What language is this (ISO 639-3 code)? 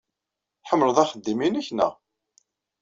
kab